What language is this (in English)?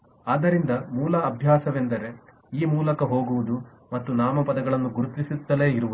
Kannada